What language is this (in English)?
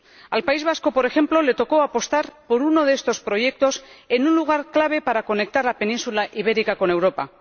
Spanish